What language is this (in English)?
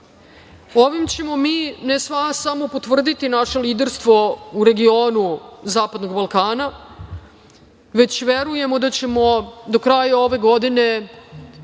Serbian